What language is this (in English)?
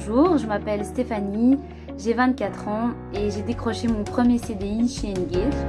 French